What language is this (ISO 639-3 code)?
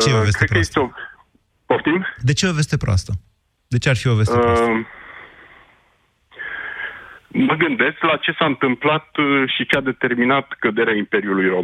ron